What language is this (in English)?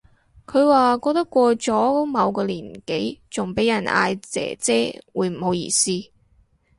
Cantonese